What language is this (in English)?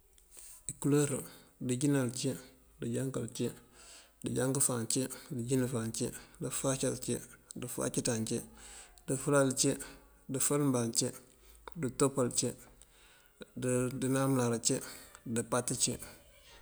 Mandjak